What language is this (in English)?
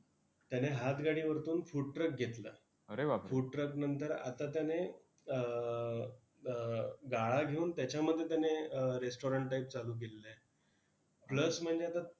Marathi